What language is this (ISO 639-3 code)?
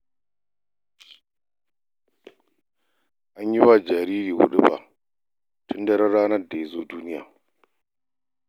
hau